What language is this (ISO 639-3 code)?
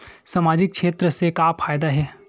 hne